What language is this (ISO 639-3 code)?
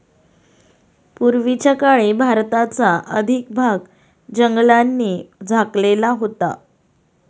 mar